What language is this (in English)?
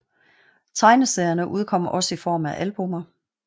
Danish